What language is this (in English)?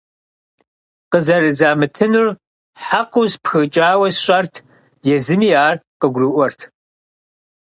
Kabardian